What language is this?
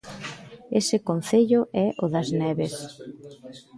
Galician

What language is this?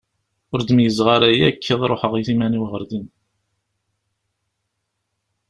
Kabyle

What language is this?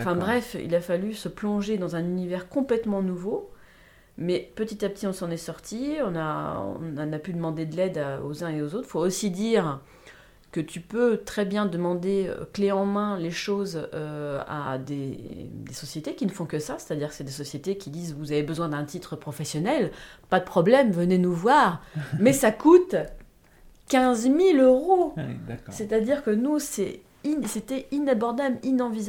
French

